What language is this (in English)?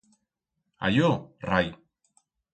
Aragonese